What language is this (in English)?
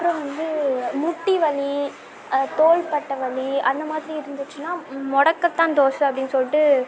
Tamil